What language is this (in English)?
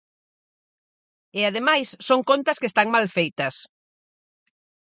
Galician